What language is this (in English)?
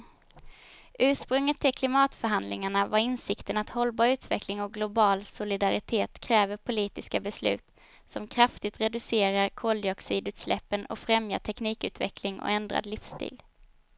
Swedish